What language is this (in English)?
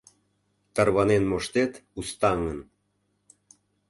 Mari